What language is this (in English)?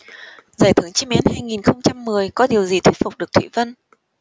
Vietnamese